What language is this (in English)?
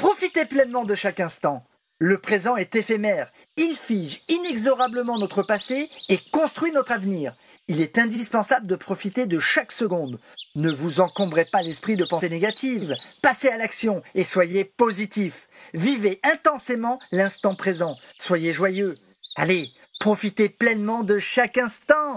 French